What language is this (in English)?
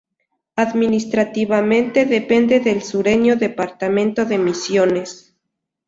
Spanish